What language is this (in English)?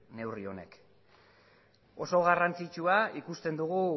Basque